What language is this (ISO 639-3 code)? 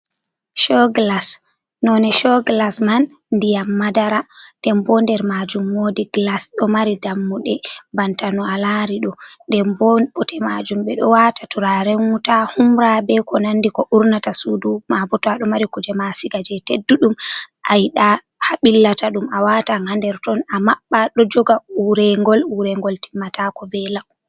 ful